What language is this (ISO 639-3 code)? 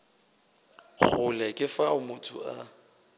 nso